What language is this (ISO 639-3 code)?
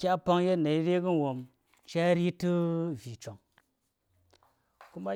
say